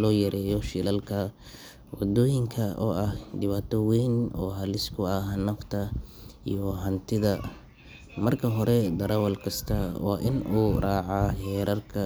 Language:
Somali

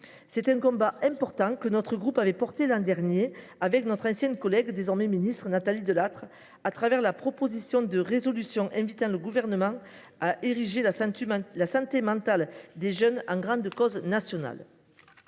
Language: French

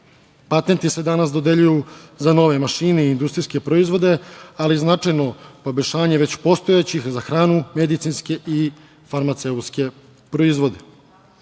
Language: Serbian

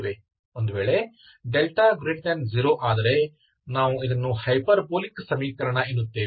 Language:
Kannada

